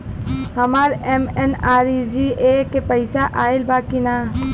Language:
Bhojpuri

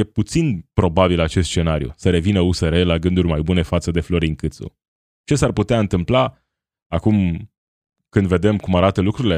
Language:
Romanian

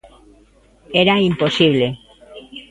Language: Galician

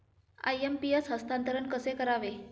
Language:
Marathi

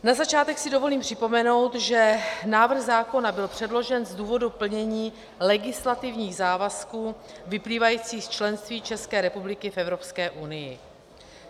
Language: Czech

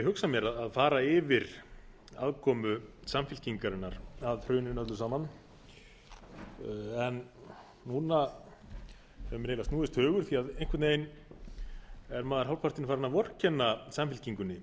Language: Icelandic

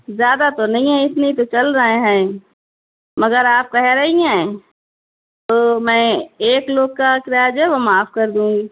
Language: Urdu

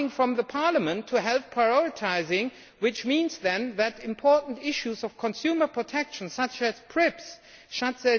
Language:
English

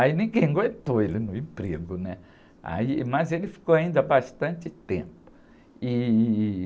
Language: Portuguese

